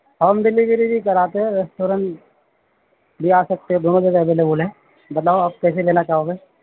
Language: Urdu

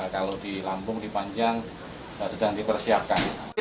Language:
Indonesian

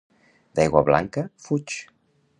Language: Catalan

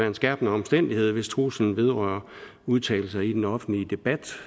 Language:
Danish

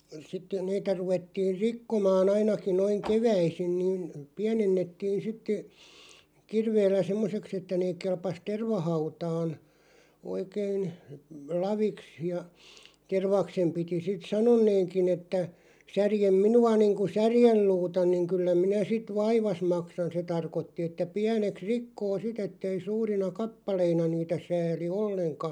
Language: Finnish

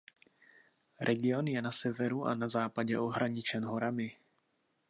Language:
Czech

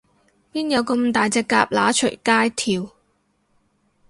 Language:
Cantonese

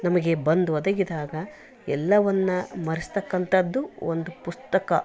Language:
Kannada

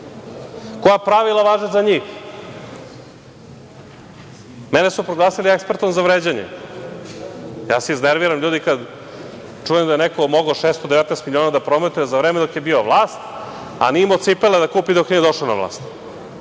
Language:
Serbian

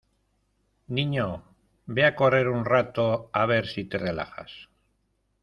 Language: Spanish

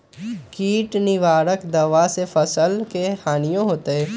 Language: Magahi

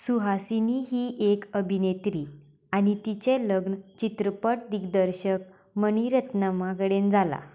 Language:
Konkani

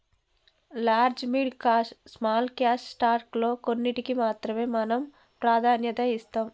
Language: Telugu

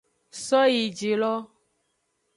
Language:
Aja (Benin)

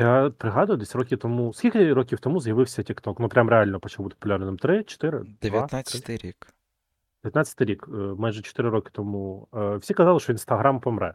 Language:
Ukrainian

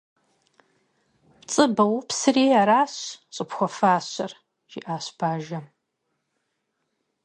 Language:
Kabardian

